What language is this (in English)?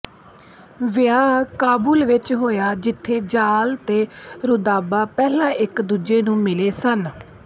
Punjabi